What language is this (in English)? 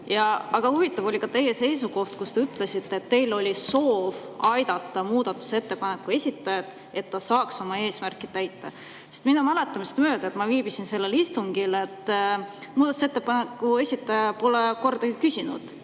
Estonian